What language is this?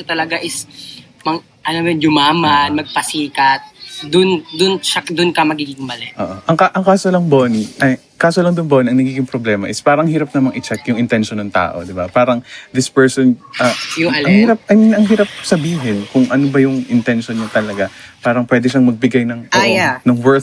Filipino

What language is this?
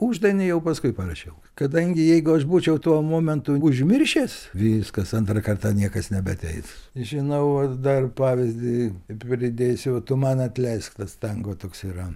Lithuanian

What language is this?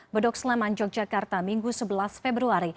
Indonesian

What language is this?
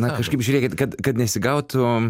Lithuanian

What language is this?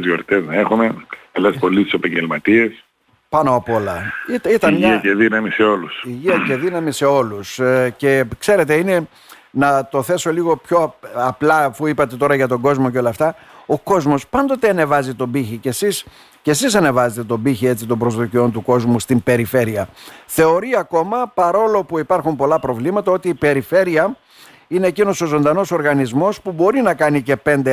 Greek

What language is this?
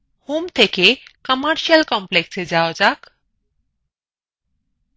Bangla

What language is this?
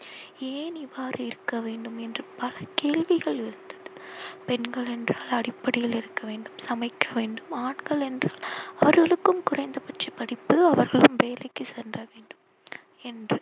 Tamil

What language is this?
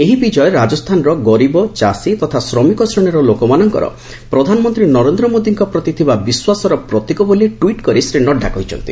Odia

